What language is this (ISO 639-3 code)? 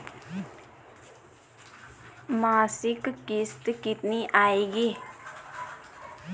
hin